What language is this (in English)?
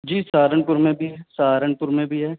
Urdu